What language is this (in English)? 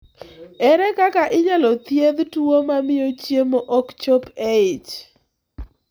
Luo (Kenya and Tanzania)